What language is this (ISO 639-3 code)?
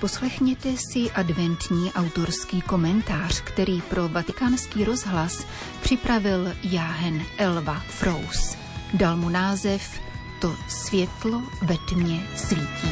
ces